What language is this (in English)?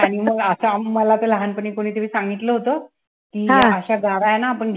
Marathi